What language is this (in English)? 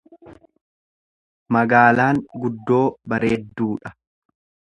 Oromo